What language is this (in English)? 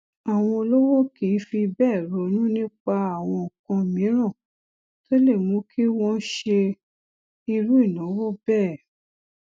Yoruba